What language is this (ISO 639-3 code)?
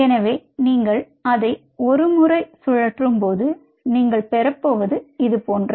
tam